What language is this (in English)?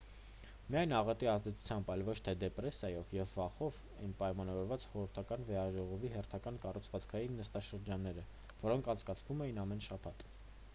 Armenian